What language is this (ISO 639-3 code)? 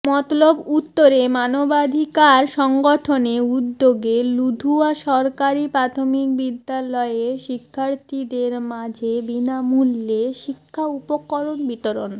ben